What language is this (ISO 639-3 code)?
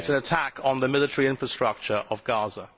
eng